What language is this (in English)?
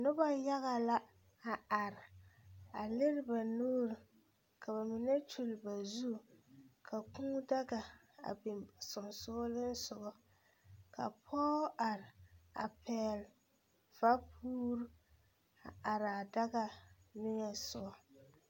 Southern Dagaare